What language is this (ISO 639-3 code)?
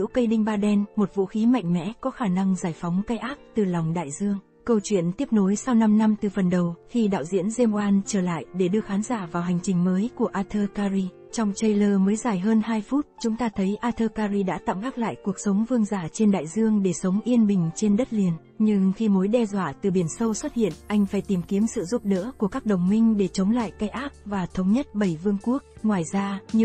vie